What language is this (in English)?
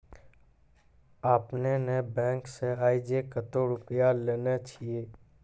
Maithili